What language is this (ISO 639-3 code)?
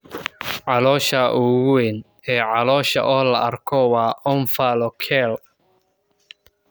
som